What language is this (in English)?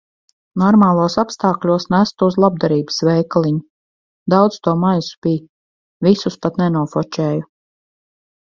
Latvian